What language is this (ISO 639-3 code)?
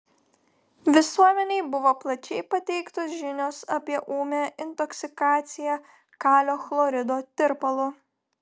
lit